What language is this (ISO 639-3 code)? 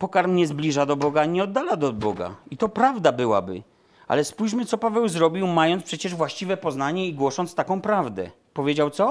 pol